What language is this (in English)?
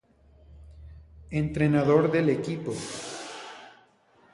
Spanish